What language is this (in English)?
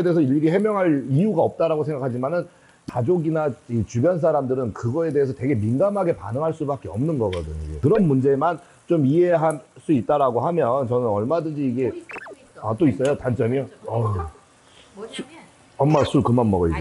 Korean